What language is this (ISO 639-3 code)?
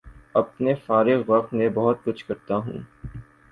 urd